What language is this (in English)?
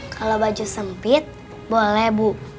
Indonesian